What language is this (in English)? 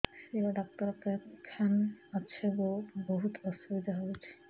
Odia